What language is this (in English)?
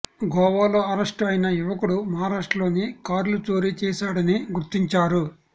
Telugu